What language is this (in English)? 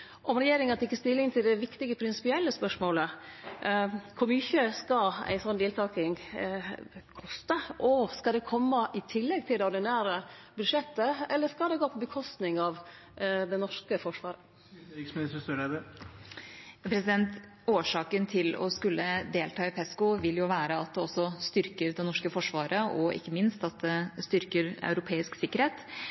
Norwegian